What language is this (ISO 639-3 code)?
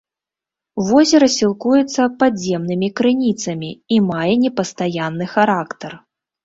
bel